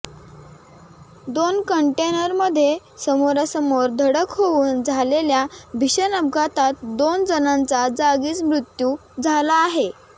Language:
Marathi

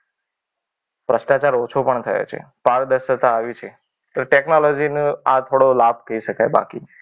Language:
Gujarati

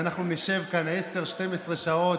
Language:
Hebrew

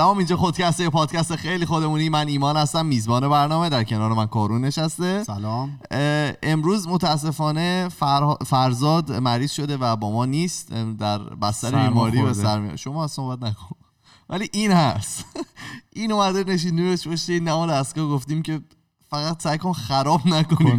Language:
Persian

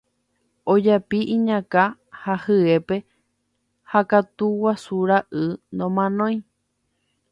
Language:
Guarani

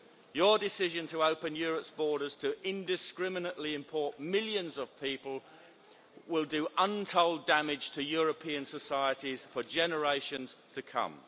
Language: English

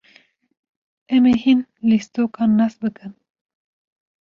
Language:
Kurdish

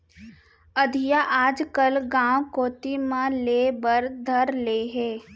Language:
Chhattisgarhi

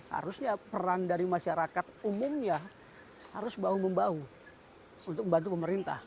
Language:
Indonesian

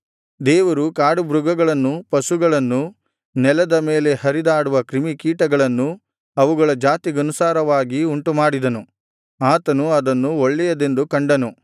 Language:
Kannada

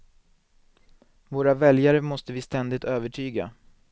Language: Swedish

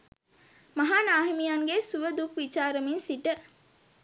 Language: Sinhala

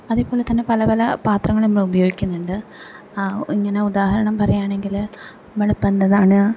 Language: Malayalam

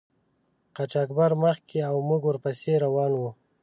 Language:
Pashto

